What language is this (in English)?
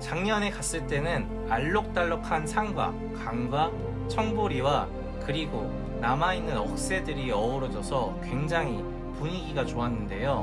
Korean